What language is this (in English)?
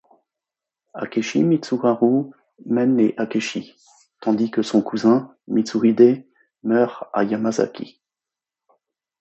French